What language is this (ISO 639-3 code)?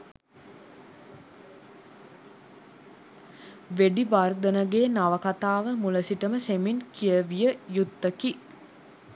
sin